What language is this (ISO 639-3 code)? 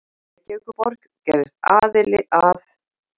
isl